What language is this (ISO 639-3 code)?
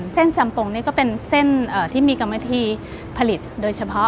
tha